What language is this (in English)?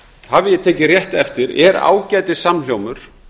Icelandic